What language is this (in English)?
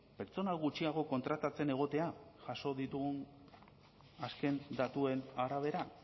Basque